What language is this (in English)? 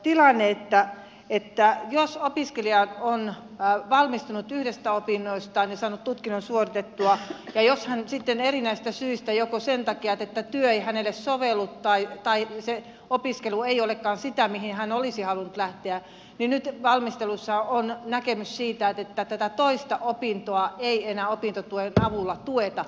Finnish